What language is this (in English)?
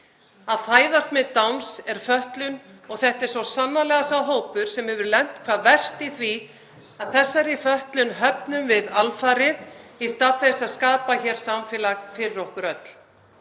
Icelandic